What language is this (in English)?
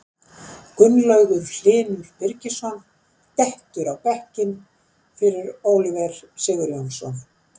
Icelandic